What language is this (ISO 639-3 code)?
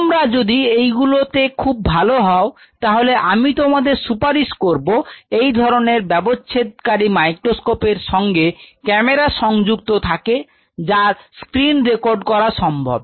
ben